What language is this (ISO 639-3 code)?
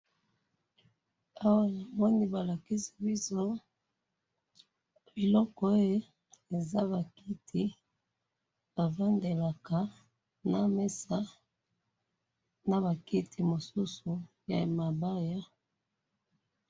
lin